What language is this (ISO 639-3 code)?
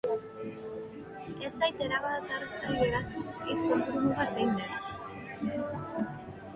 eus